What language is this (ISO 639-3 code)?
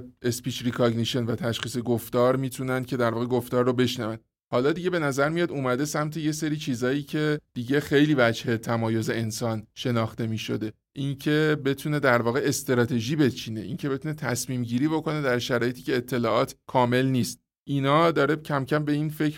fas